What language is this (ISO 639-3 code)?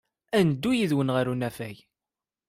kab